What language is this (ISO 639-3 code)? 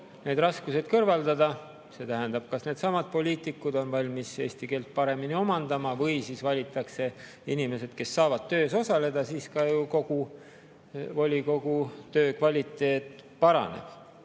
est